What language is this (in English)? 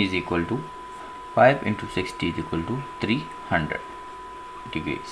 Hindi